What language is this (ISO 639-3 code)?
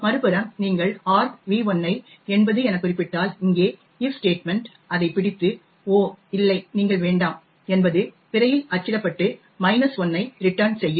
tam